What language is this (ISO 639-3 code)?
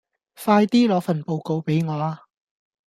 yue